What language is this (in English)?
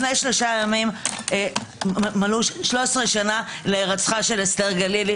Hebrew